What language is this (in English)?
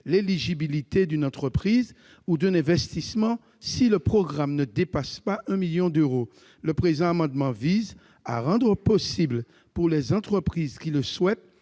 French